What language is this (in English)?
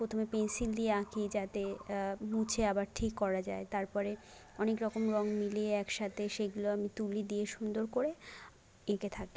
Bangla